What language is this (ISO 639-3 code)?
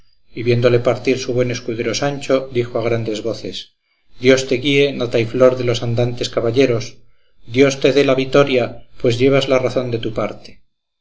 spa